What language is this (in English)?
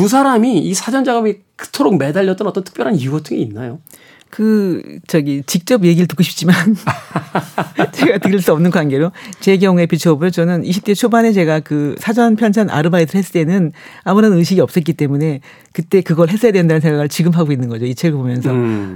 Korean